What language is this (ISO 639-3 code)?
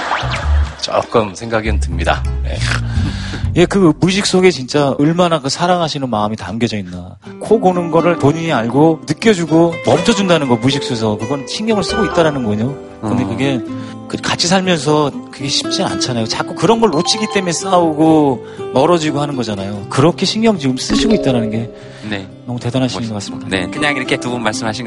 kor